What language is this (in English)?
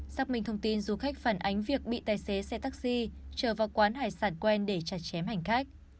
Vietnamese